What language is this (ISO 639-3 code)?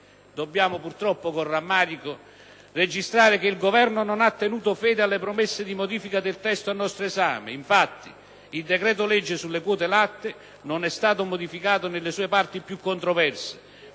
ita